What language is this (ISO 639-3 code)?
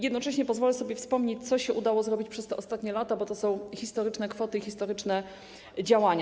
pol